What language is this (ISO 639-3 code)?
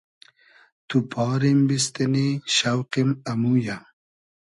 haz